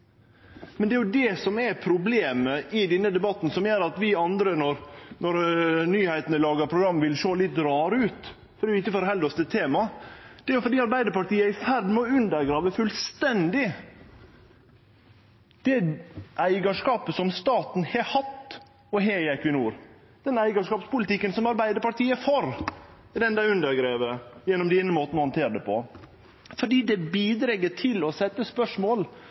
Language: Norwegian Nynorsk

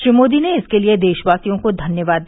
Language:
Hindi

